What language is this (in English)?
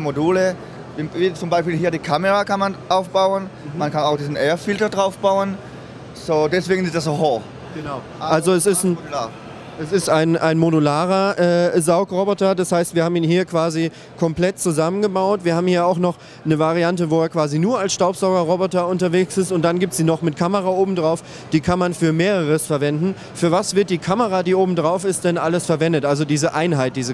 German